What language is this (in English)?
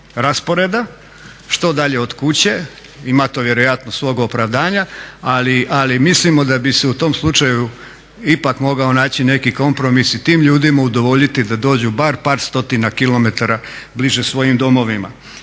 Croatian